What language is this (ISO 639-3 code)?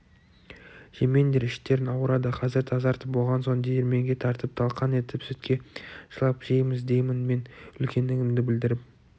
kaz